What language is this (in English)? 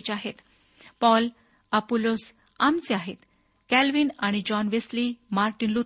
Marathi